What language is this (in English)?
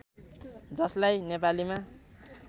Nepali